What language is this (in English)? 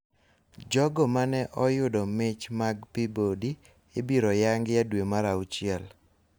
Luo (Kenya and Tanzania)